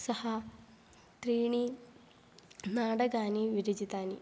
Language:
Sanskrit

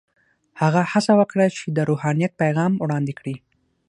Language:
Pashto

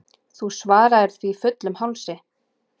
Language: Icelandic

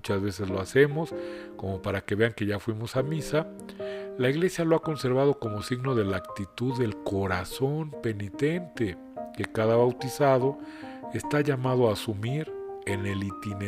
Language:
Spanish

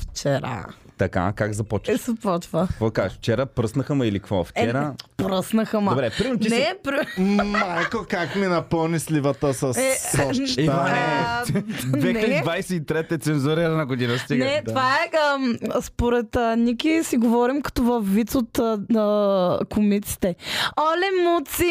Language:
Bulgarian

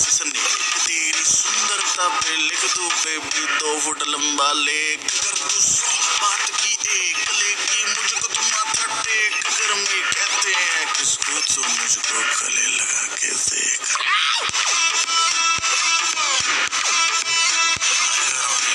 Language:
Malayalam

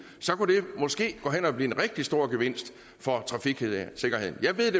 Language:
Danish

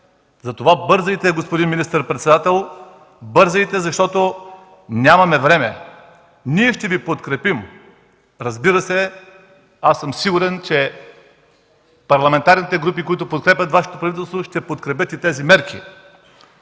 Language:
Bulgarian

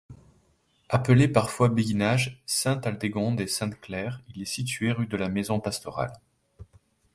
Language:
French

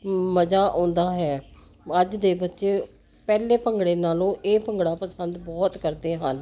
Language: Punjabi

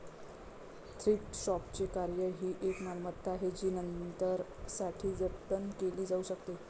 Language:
Marathi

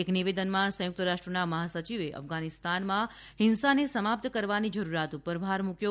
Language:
Gujarati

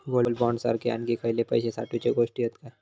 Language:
Marathi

